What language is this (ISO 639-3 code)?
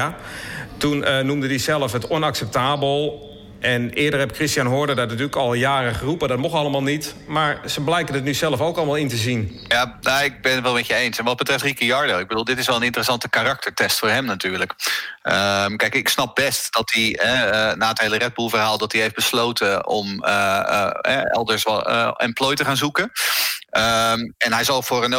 nld